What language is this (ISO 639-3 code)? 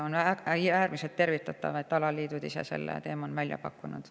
est